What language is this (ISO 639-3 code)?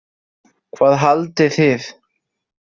isl